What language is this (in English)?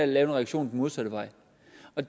Danish